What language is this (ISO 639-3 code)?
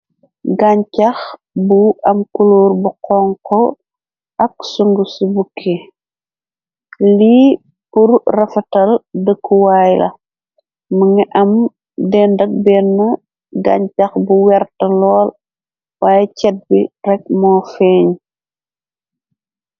wol